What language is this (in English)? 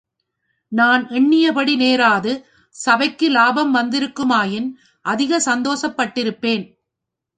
Tamil